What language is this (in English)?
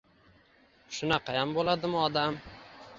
Uzbek